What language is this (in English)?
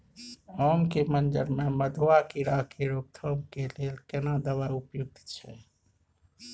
Maithili